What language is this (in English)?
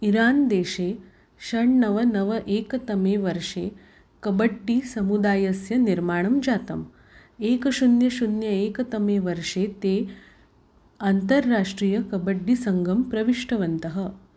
Sanskrit